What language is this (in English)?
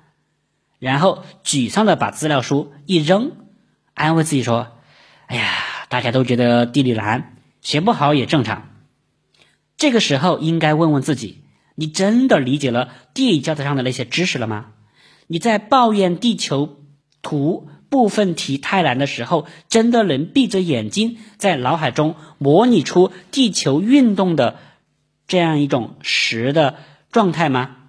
Chinese